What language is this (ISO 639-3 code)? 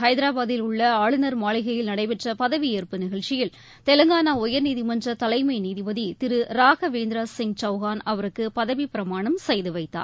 tam